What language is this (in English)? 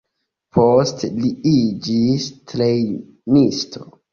Esperanto